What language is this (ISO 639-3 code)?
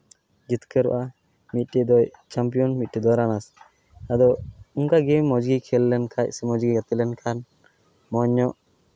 sat